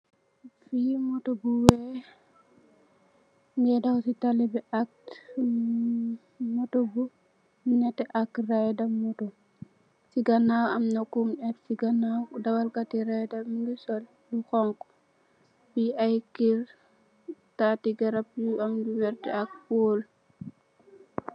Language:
Wolof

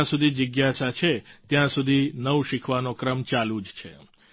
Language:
Gujarati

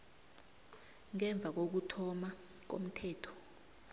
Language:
South Ndebele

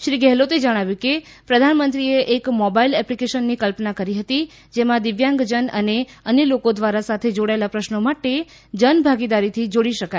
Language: Gujarati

